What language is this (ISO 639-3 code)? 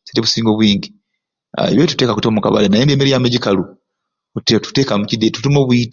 ruc